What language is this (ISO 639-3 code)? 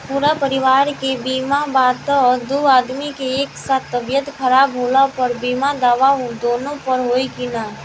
bho